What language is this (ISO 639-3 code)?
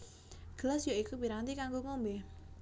jav